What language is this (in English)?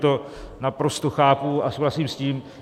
Czech